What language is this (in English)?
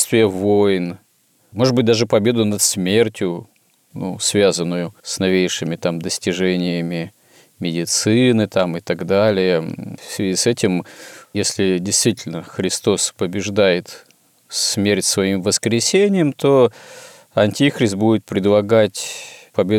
Russian